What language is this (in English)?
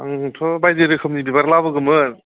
Bodo